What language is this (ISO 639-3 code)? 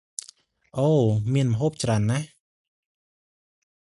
khm